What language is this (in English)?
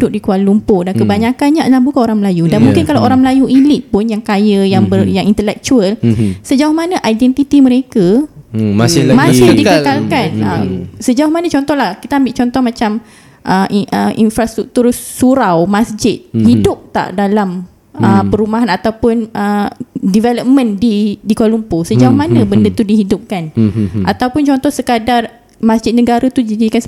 Malay